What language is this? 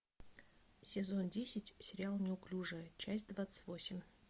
Russian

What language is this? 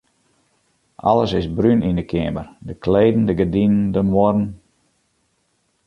Western Frisian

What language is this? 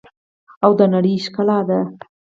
Pashto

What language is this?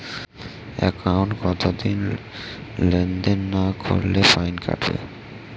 Bangla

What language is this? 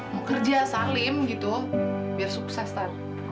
Indonesian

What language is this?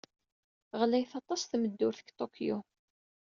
Kabyle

